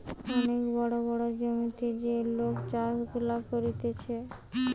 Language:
Bangla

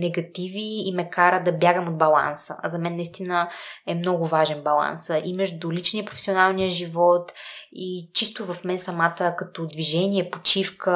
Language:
Bulgarian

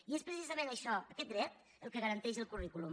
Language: Catalan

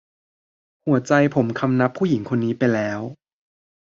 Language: Thai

